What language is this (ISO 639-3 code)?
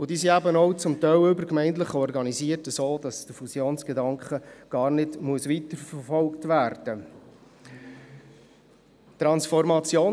gsw